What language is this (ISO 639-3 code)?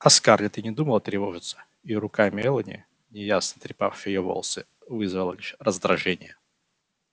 rus